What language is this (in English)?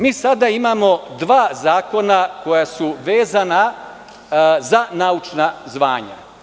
Serbian